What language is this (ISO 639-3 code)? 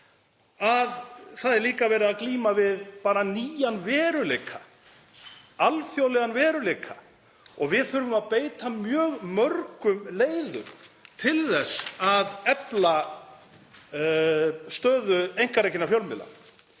isl